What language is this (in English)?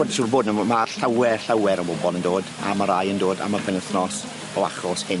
Welsh